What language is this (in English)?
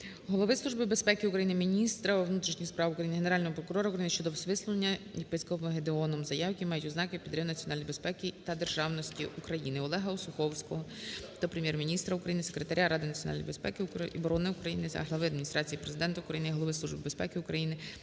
Ukrainian